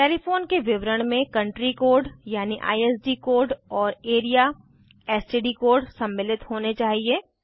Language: Hindi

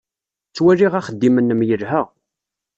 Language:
Kabyle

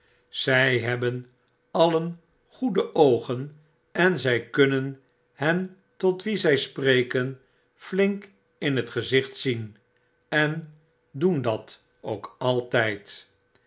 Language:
Dutch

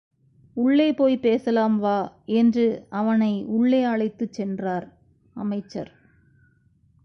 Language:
Tamil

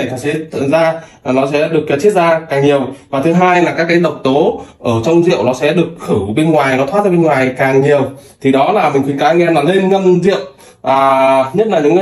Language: Vietnamese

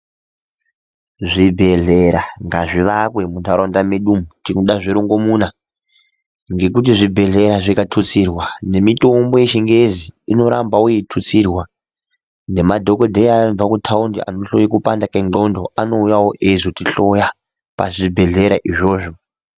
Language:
Ndau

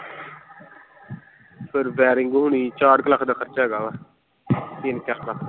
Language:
Punjabi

